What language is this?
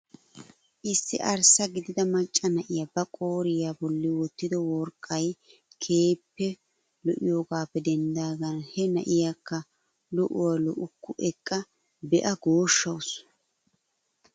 Wolaytta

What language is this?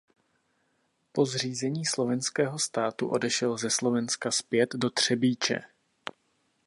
Czech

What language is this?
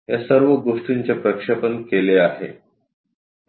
Marathi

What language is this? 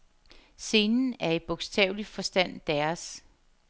Danish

